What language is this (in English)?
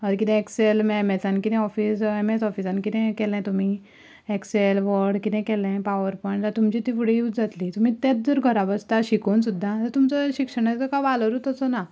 Konkani